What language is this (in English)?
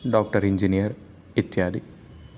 Sanskrit